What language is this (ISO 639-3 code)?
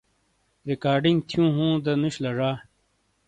scl